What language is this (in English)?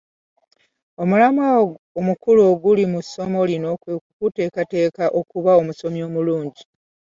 Ganda